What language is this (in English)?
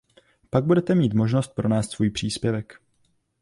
Czech